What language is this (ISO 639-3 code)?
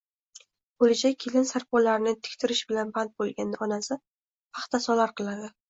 uzb